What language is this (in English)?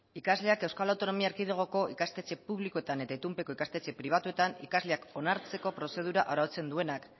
Basque